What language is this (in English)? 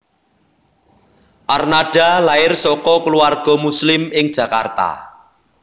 Javanese